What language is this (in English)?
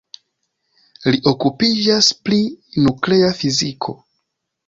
Esperanto